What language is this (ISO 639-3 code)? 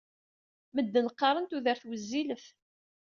kab